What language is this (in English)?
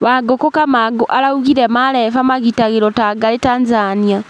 Kikuyu